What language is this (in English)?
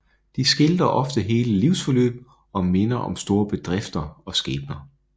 Danish